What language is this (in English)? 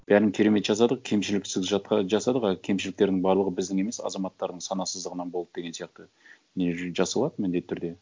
Kazakh